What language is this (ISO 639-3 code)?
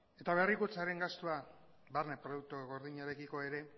eus